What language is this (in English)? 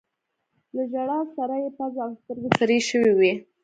Pashto